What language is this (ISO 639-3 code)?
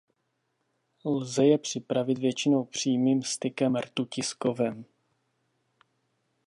ces